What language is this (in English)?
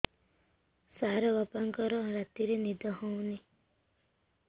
Odia